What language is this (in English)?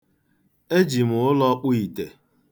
Igbo